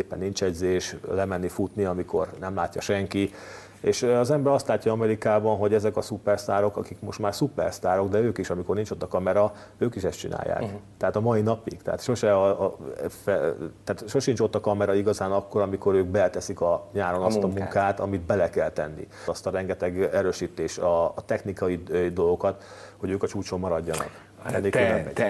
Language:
Hungarian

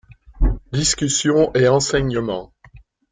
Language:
French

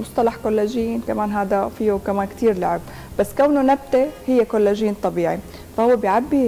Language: Arabic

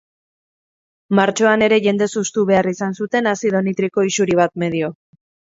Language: Basque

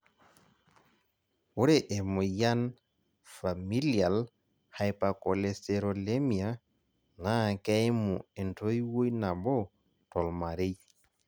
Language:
Masai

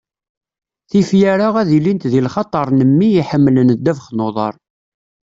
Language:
Kabyle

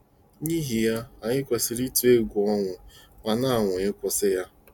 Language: Igbo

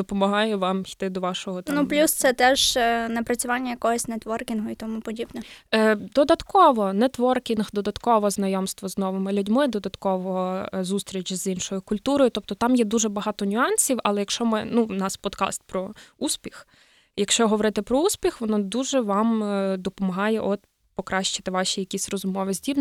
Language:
Ukrainian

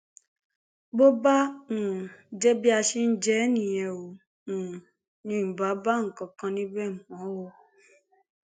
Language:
Yoruba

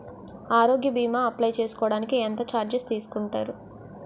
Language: Telugu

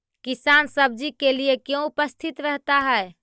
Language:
Magahi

